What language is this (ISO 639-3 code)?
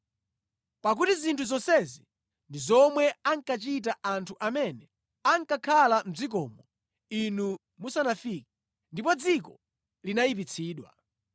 nya